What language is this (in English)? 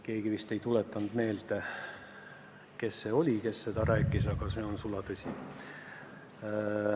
Estonian